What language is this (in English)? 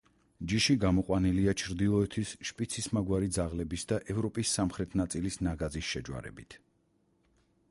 Georgian